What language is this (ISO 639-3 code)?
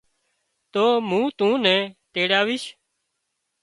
kxp